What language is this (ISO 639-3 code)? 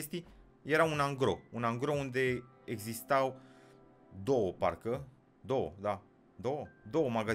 ron